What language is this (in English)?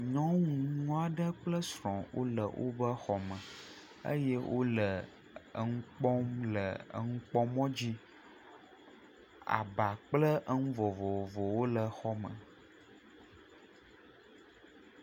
Ewe